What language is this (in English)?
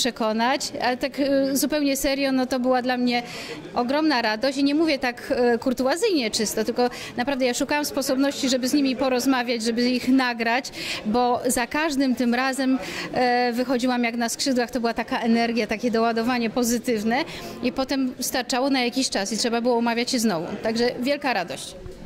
Polish